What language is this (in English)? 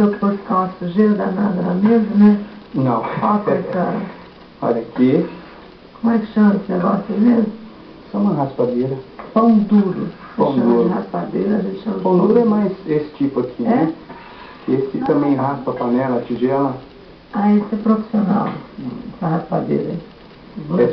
Portuguese